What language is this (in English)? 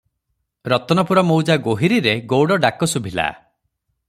Odia